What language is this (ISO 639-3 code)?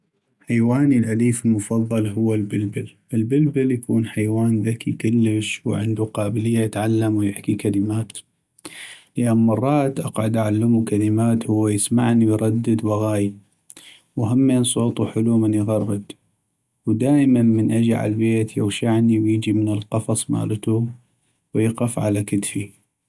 ayp